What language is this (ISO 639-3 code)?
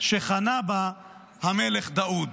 heb